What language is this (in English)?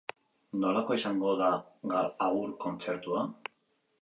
Basque